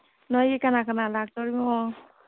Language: Manipuri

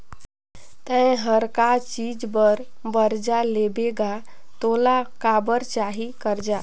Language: Chhattisgarhi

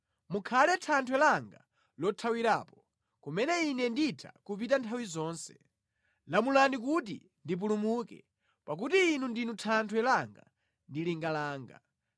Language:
Nyanja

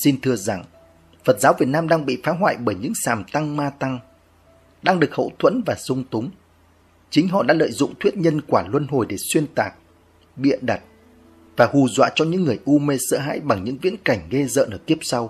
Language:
Vietnamese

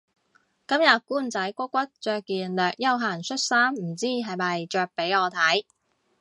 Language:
Cantonese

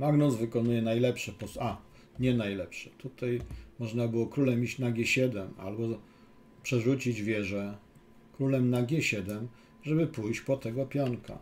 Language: Polish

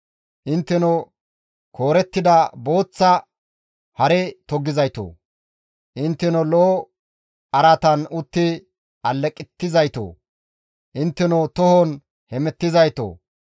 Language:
Gamo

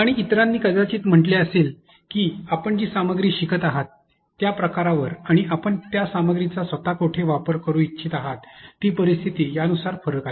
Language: Marathi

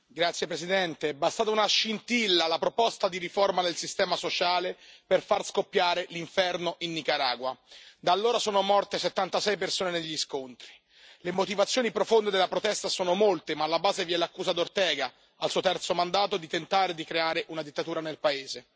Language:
Italian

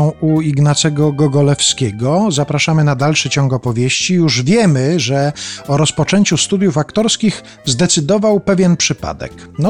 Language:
Polish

